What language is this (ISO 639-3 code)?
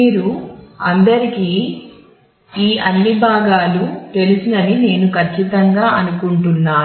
tel